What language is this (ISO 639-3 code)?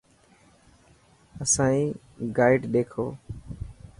mki